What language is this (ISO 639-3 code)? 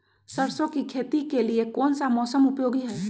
mag